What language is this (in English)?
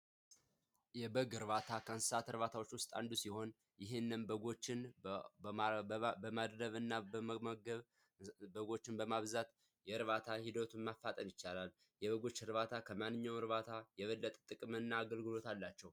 Amharic